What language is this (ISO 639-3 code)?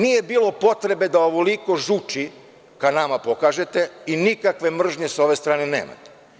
srp